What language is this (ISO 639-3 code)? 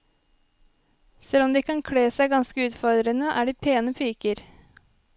nor